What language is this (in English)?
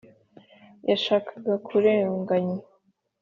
Kinyarwanda